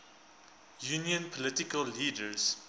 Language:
English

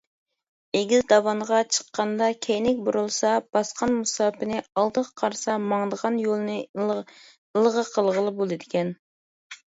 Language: Uyghur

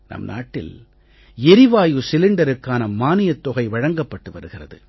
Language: Tamil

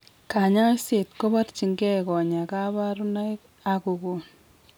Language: Kalenjin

